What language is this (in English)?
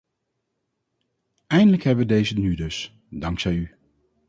Dutch